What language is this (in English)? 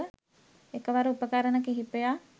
Sinhala